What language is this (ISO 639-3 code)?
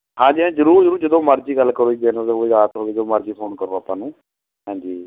pan